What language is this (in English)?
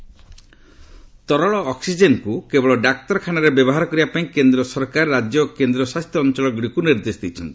Odia